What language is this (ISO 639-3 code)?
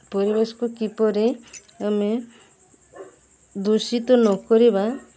ori